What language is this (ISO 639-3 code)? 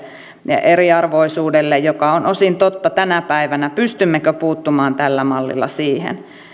fin